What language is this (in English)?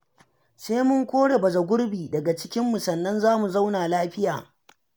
Hausa